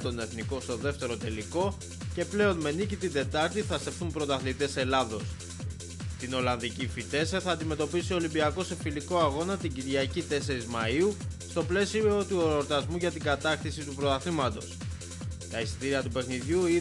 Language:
Greek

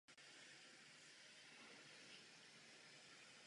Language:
Czech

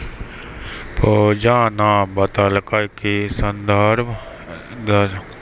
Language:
Maithili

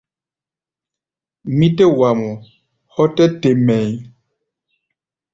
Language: Gbaya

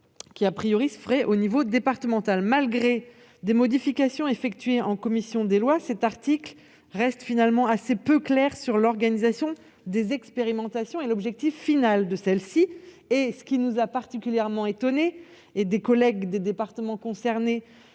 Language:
French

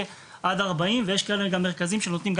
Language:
Hebrew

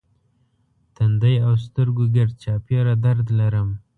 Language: Pashto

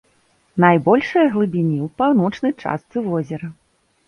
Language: Belarusian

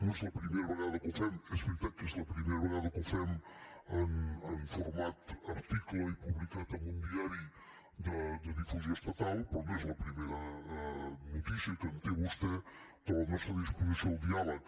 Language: Catalan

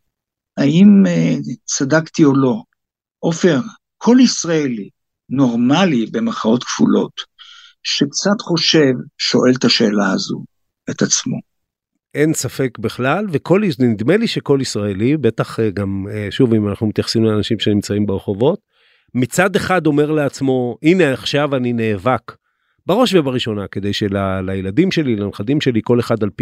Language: Hebrew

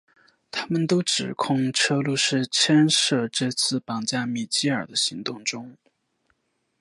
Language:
Chinese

